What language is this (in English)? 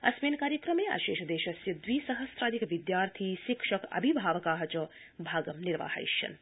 Sanskrit